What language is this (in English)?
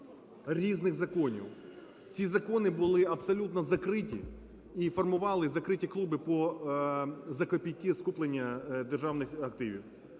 Ukrainian